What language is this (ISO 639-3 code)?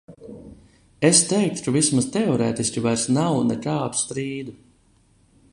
lav